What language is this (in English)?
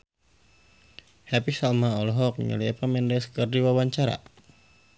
Sundanese